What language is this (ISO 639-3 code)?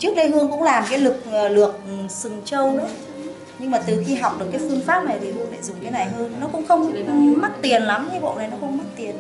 vie